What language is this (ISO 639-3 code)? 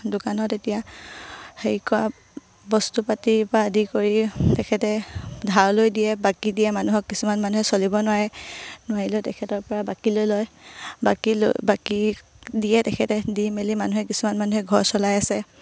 asm